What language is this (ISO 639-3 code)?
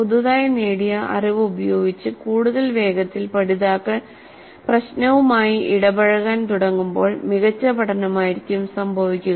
mal